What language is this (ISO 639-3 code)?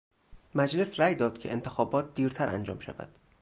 fas